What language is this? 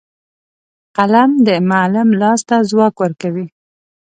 Pashto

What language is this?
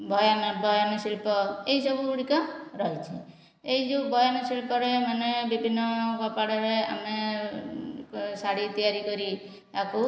Odia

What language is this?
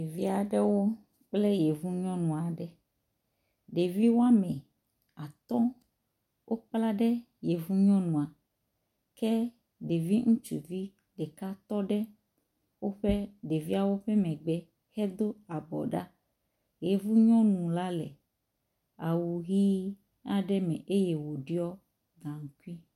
Ewe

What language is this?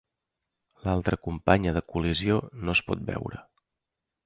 Catalan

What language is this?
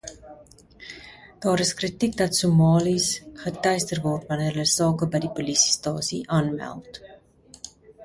Afrikaans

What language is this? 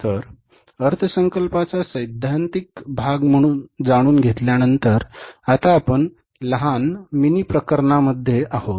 Marathi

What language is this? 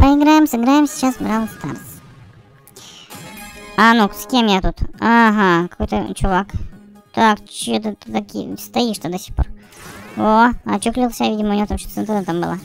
Russian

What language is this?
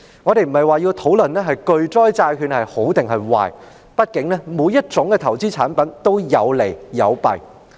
Cantonese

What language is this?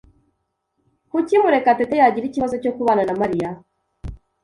Kinyarwanda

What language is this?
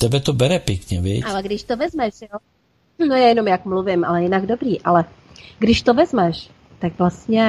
Czech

